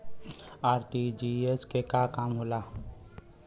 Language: Bhojpuri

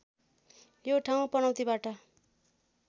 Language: Nepali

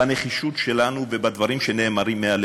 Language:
Hebrew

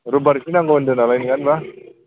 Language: Bodo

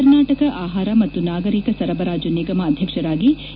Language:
Kannada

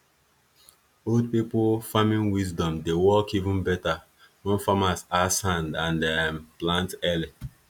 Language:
Nigerian Pidgin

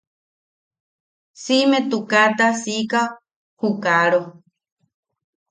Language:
Yaqui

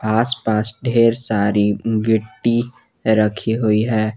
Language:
Hindi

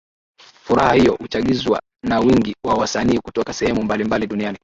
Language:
Swahili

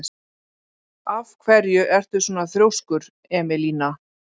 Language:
Icelandic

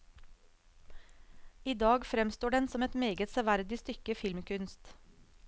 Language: Norwegian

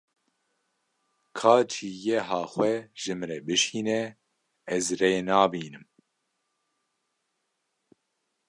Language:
Kurdish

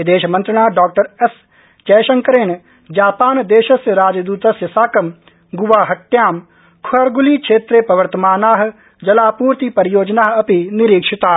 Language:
Sanskrit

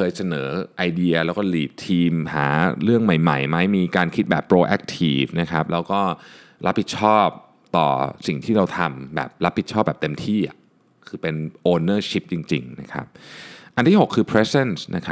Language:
Thai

